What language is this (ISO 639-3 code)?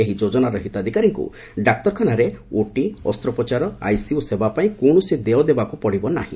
ori